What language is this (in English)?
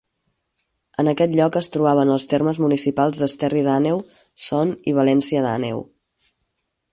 Catalan